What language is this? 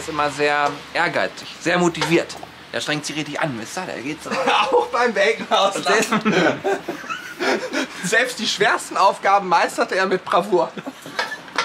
German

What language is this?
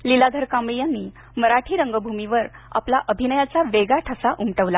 Marathi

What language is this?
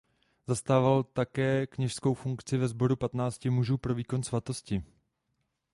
Czech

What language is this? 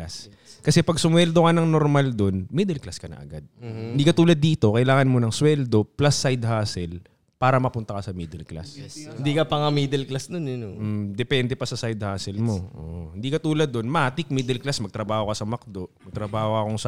Filipino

